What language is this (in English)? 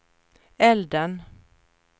Swedish